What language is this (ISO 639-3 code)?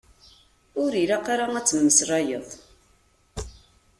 kab